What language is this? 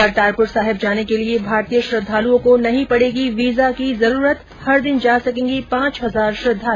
Hindi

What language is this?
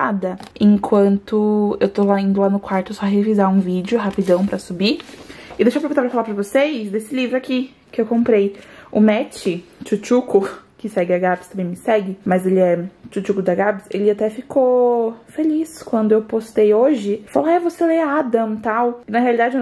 Portuguese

